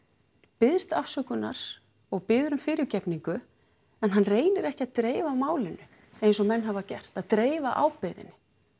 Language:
Icelandic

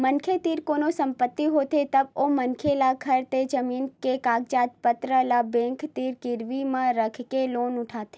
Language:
Chhattisgarhi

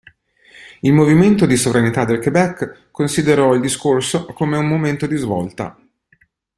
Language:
Italian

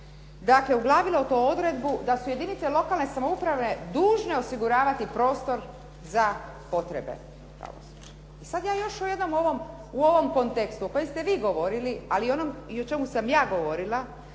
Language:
Croatian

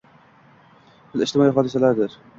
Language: Uzbek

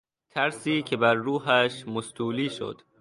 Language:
Persian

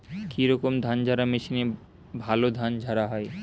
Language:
Bangla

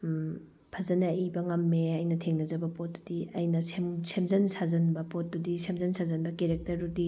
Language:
Manipuri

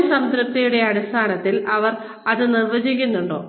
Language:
Malayalam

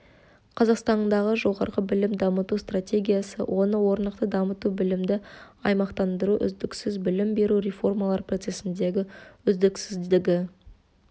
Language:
Kazakh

